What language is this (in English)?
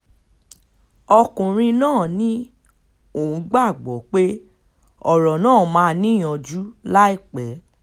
Yoruba